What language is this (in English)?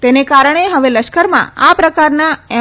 Gujarati